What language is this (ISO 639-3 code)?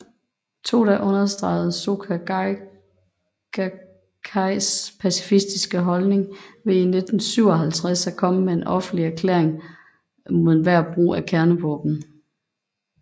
dan